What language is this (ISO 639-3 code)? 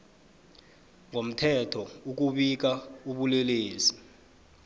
nbl